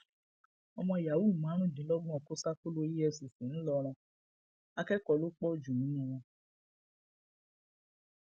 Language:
Yoruba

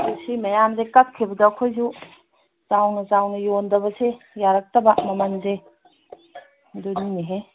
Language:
Manipuri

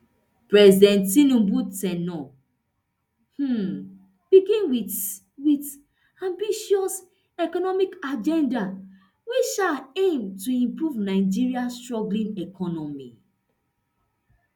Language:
Nigerian Pidgin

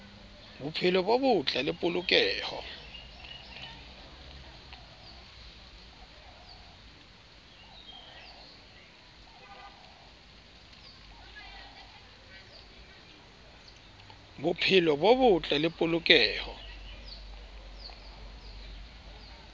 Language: Southern Sotho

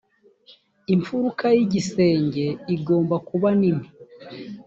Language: Kinyarwanda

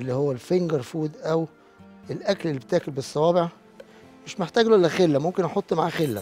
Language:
Arabic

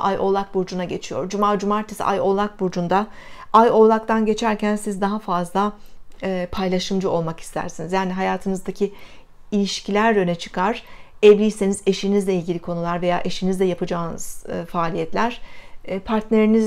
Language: Turkish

